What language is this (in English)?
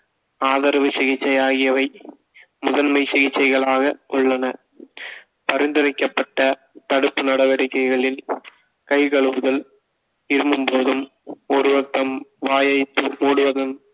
Tamil